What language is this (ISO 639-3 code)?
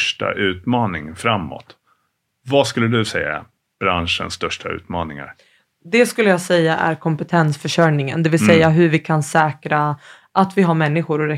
swe